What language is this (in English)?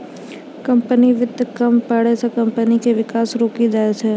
Maithili